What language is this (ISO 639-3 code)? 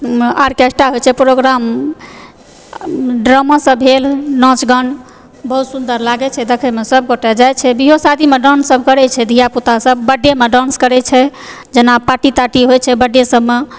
mai